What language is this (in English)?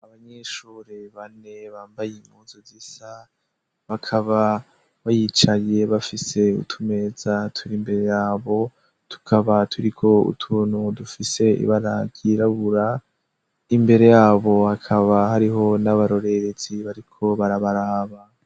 Rundi